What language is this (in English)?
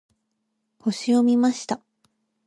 Japanese